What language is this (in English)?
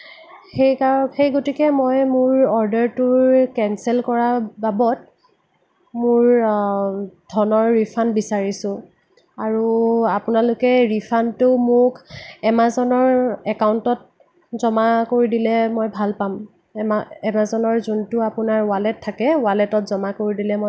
Assamese